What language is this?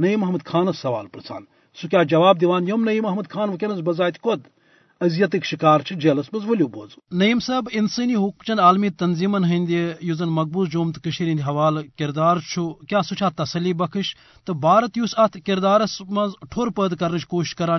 Urdu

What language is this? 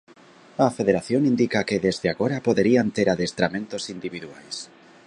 Galician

